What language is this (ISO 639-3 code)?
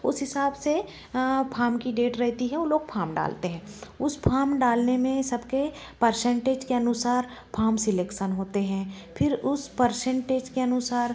hin